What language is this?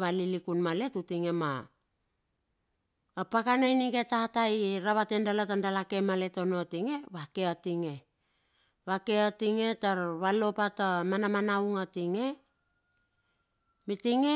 Bilur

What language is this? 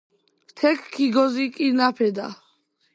Georgian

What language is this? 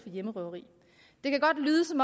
Danish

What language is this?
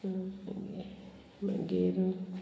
Konkani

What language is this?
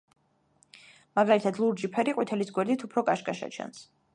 Georgian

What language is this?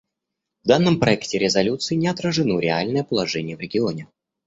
Russian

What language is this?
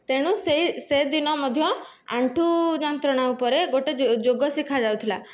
Odia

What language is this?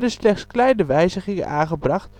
Dutch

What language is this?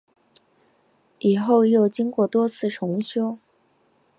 Chinese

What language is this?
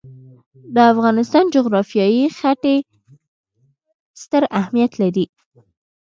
Pashto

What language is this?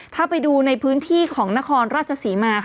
Thai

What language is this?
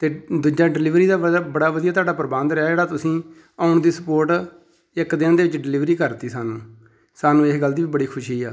Punjabi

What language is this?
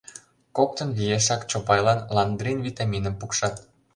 Mari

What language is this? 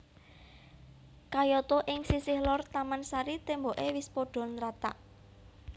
Javanese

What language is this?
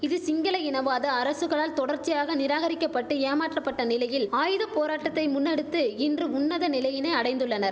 Tamil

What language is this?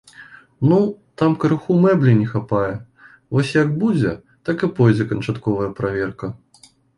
Belarusian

